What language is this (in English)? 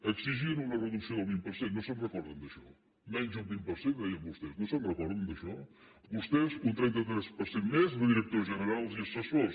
Catalan